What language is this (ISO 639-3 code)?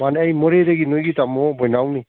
mni